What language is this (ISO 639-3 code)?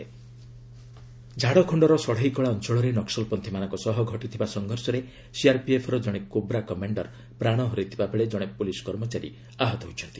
ori